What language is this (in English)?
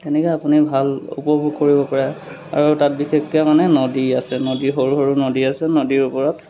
Assamese